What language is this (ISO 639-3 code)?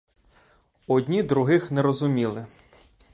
ukr